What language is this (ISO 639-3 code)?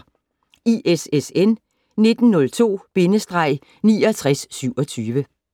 dan